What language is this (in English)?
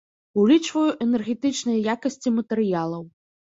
Belarusian